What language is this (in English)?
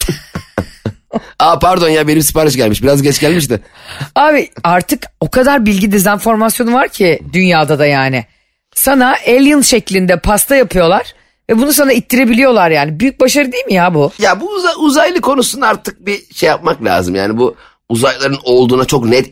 Turkish